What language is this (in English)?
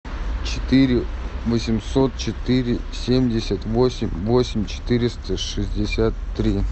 Russian